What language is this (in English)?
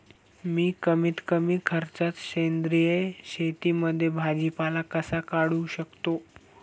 Marathi